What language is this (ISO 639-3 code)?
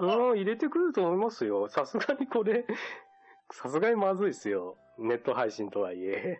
jpn